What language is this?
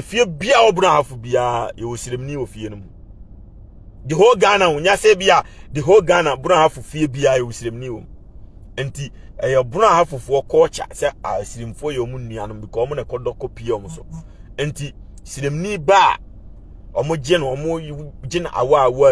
English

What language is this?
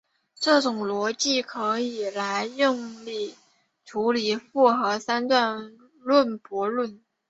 Chinese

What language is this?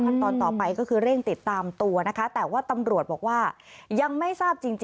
Thai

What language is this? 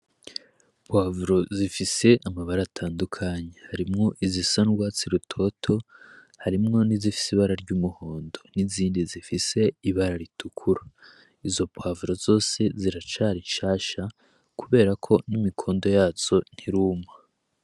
Rundi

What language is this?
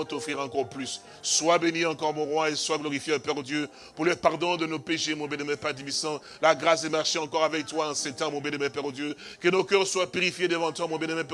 French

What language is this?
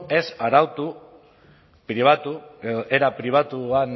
Basque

